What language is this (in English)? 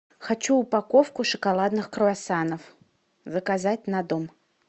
Russian